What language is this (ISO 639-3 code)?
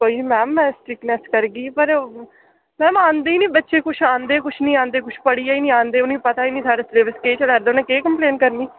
doi